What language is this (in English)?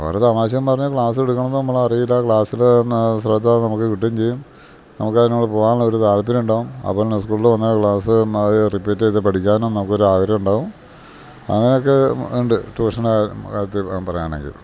Malayalam